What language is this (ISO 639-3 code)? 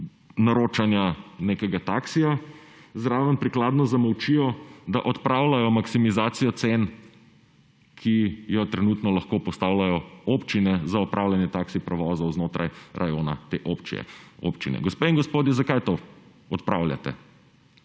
slv